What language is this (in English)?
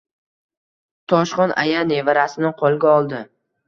Uzbek